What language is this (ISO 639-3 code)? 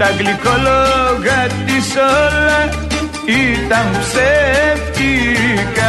ell